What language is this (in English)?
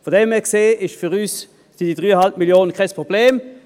Swiss German